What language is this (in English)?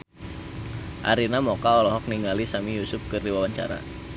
Sundanese